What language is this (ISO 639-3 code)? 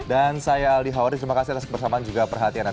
ind